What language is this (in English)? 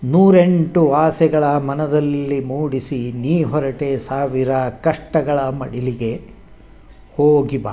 Kannada